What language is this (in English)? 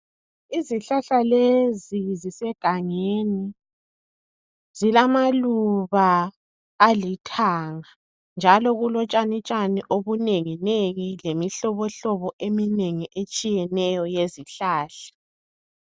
North Ndebele